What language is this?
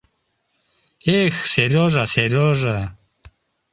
Mari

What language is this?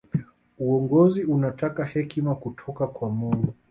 Swahili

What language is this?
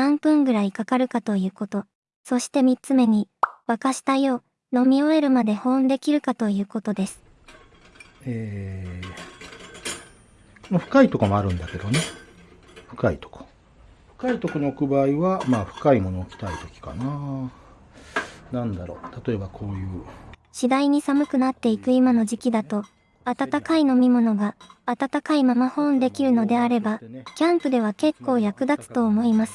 Japanese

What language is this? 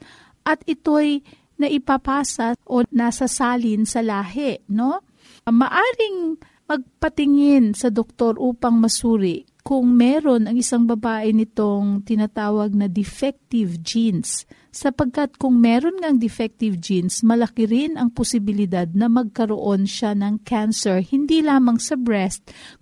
Filipino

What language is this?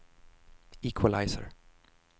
Swedish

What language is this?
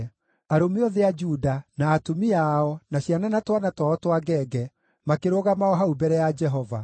Kikuyu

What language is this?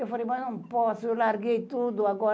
Portuguese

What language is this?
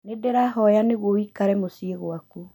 Kikuyu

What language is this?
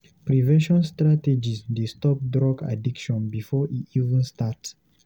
Nigerian Pidgin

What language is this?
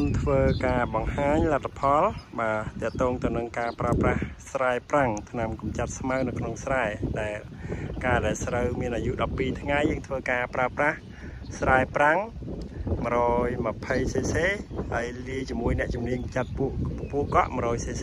Thai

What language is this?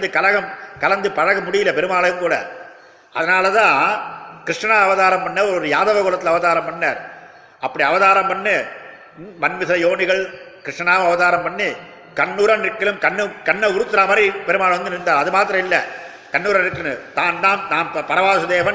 Tamil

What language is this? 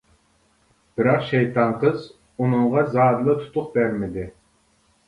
Uyghur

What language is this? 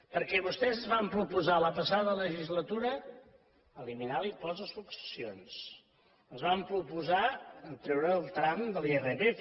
Catalan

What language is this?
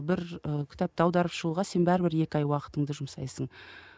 Kazakh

